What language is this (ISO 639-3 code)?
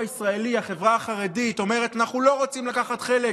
heb